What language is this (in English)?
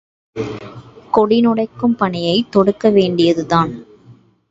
Tamil